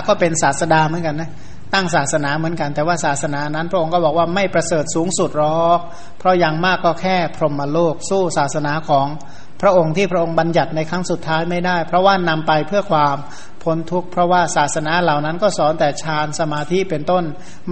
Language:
Thai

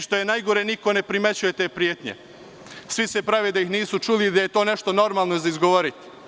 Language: Serbian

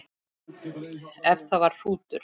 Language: Icelandic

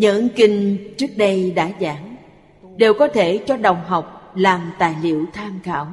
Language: Vietnamese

